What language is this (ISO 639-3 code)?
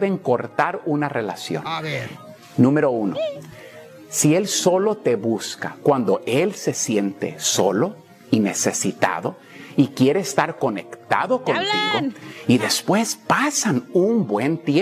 spa